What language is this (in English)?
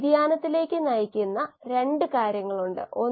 Malayalam